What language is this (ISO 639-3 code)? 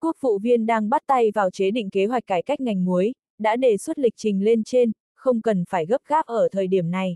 vie